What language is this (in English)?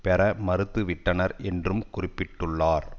Tamil